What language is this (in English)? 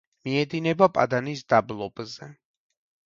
Georgian